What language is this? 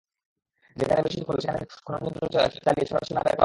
Bangla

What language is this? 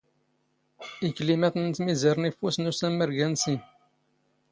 Standard Moroccan Tamazight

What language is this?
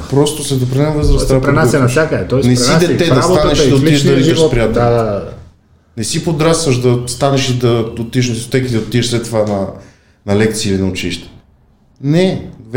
Bulgarian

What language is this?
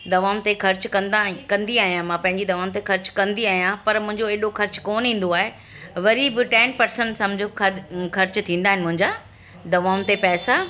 Sindhi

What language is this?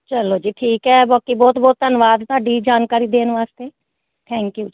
Punjabi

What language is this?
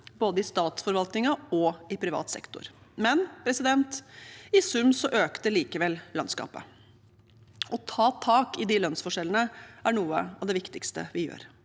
Norwegian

